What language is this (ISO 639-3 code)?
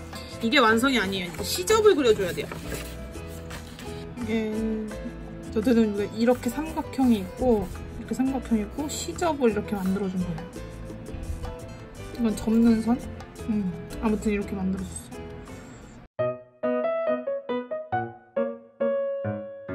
kor